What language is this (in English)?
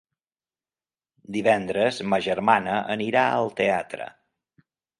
Catalan